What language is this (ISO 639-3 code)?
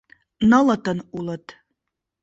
chm